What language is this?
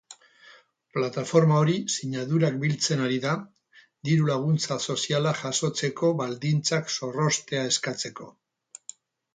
Basque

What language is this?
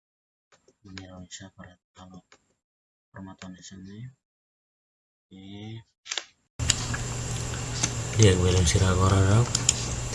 Indonesian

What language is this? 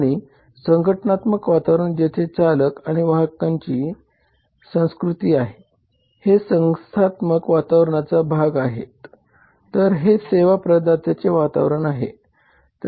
Marathi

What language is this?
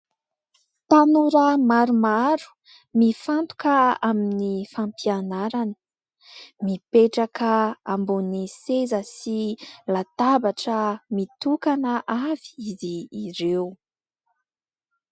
Malagasy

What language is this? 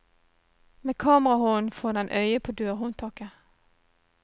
Norwegian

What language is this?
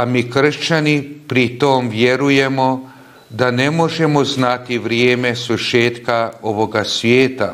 Croatian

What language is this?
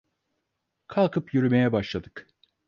Turkish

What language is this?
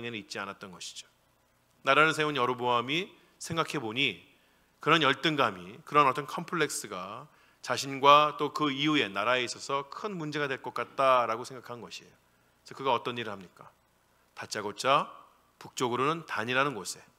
Korean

